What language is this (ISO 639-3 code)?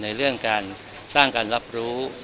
tha